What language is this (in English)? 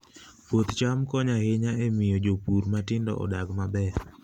Luo (Kenya and Tanzania)